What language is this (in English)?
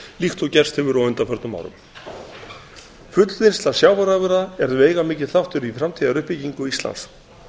Icelandic